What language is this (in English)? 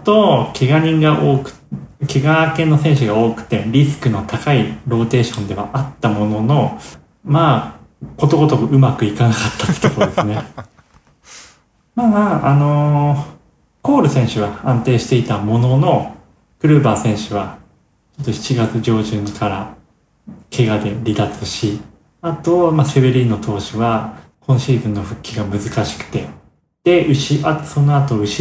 Japanese